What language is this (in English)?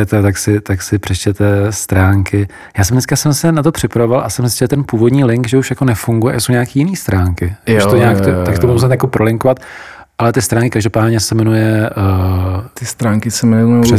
Czech